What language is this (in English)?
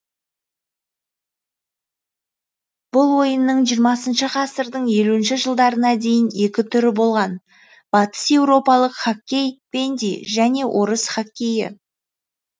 Kazakh